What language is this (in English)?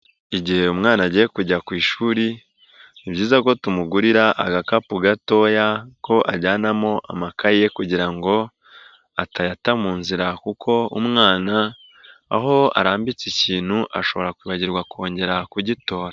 Kinyarwanda